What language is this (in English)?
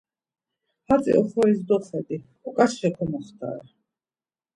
Laz